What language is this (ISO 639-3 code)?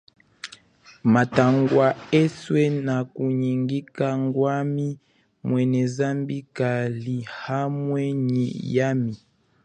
cjk